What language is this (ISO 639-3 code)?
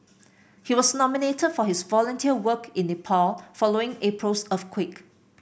eng